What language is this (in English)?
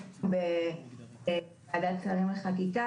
Hebrew